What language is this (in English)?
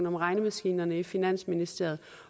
Danish